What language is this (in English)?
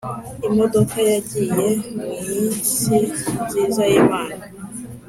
Kinyarwanda